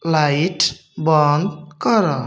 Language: Odia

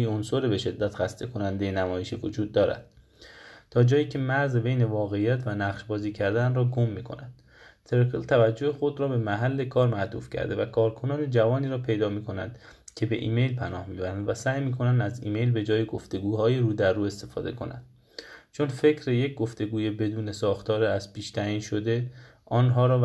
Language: Persian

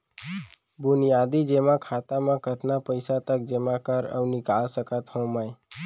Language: Chhattisgarhi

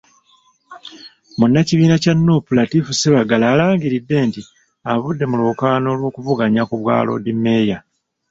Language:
Ganda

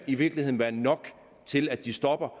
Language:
Danish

